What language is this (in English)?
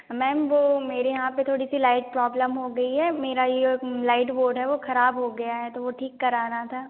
Hindi